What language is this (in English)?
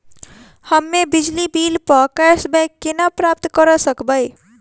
Maithili